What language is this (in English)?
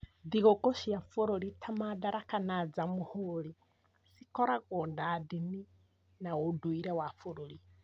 Kikuyu